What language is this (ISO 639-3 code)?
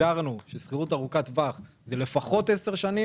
heb